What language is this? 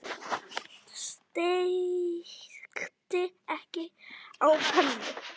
Icelandic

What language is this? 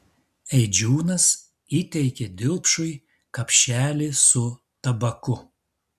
Lithuanian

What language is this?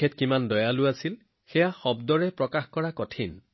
Assamese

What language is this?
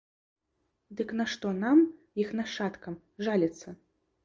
Belarusian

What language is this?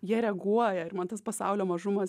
Lithuanian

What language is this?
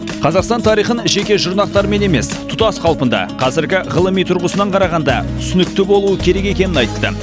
Kazakh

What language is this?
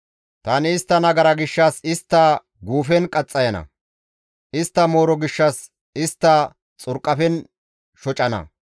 Gamo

